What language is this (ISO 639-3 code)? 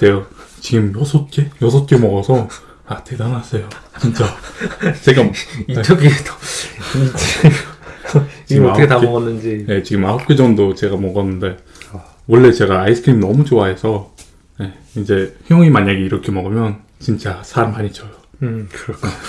kor